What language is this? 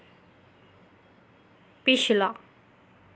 Dogri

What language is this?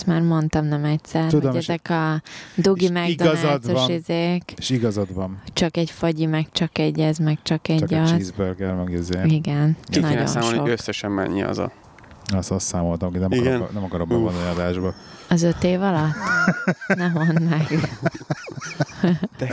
Hungarian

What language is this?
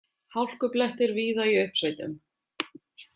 Icelandic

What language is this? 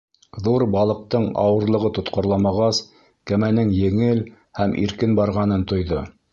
Bashkir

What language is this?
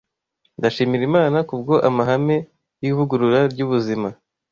Kinyarwanda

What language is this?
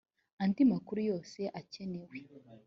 Kinyarwanda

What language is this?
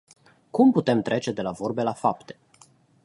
Romanian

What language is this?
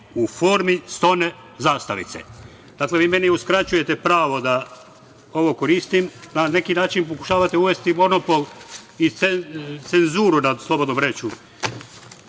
Serbian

